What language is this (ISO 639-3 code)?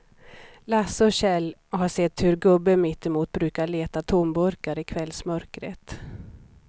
swe